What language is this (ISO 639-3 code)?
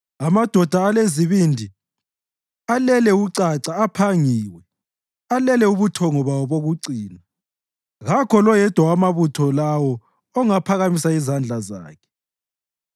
nde